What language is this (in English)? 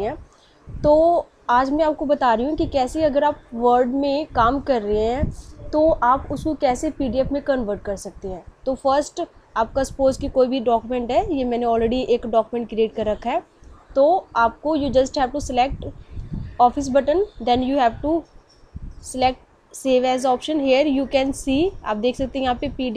Hindi